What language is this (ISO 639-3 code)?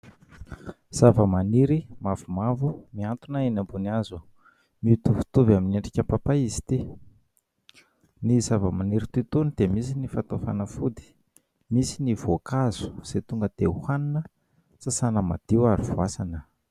mlg